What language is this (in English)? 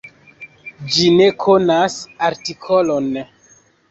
Esperanto